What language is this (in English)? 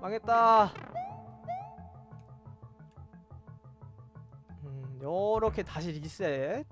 Korean